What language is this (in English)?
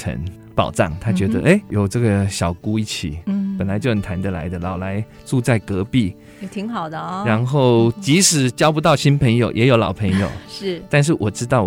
Chinese